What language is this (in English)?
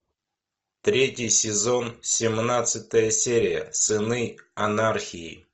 Russian